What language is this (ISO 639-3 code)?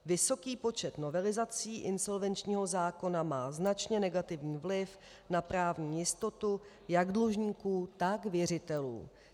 ces